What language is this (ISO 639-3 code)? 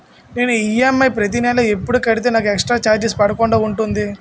tel